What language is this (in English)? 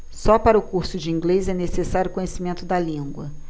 Portuguese